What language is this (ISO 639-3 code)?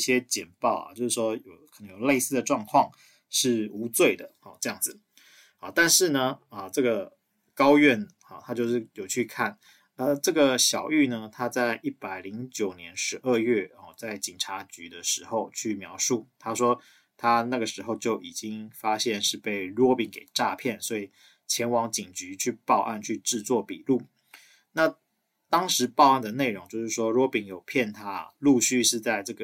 zho